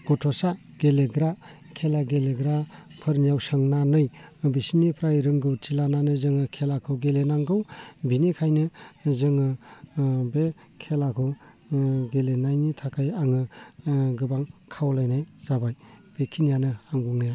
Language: Bodo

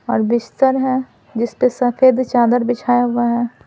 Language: Hindi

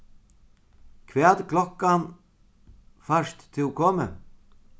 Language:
Faroese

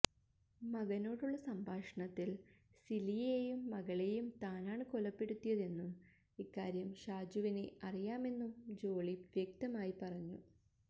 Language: Malayalam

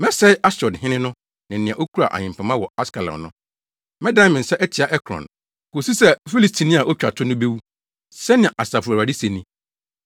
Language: Akan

